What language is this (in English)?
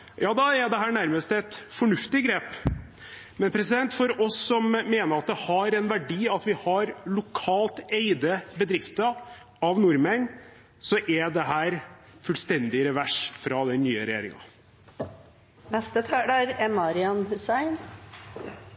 Norwegian Bokmål